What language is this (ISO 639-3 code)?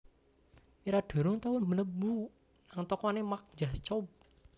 jav